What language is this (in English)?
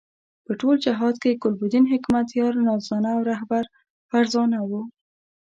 Pashto